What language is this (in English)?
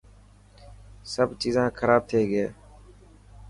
Dhatki